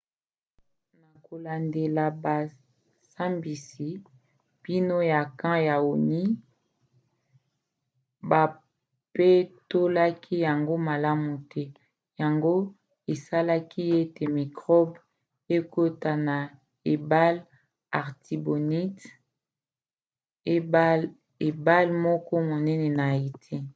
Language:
Lingala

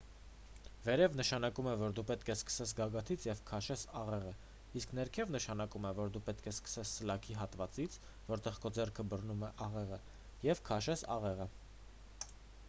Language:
Armenian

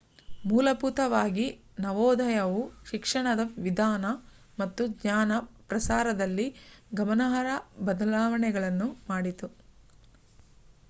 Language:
Kannada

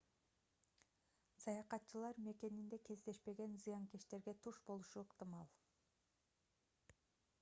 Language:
Kyrgyz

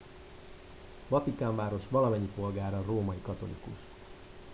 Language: Hungarian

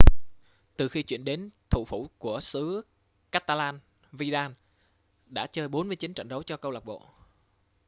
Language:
Vietnamese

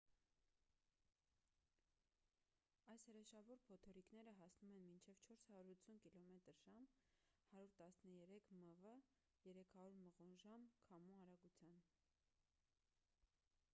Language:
Armenian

